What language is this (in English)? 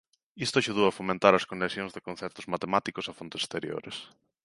Galician